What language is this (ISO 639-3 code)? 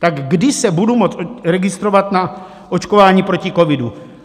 ces